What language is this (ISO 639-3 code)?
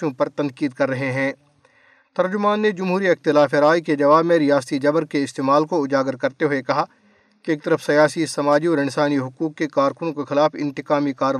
urd